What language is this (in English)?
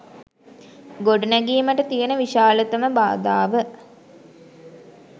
Sinhala